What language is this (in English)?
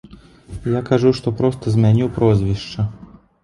Belarusian